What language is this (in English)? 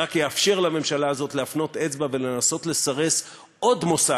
Hebrew